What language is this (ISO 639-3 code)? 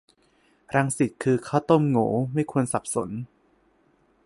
tha